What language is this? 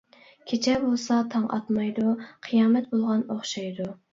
Uyghur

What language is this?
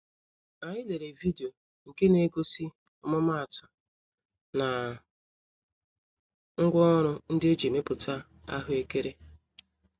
Igbo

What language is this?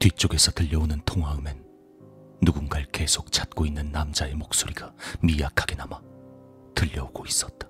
Korean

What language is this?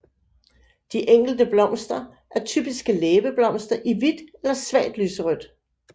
Danish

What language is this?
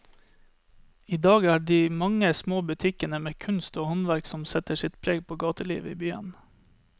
Norwegian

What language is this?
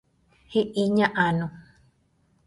Guarani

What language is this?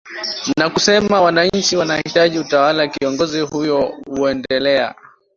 Swahili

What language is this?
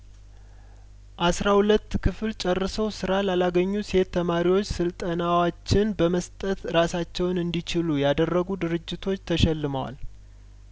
Amharic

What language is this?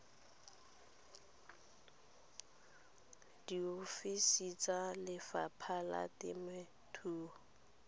Tswana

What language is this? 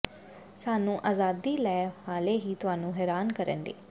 Punjabi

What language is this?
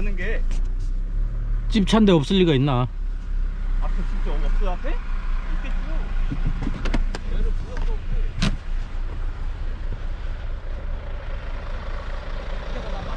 Korean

